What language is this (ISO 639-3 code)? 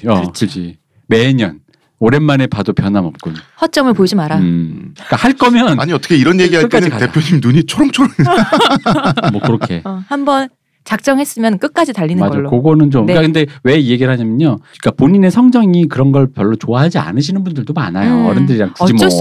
kor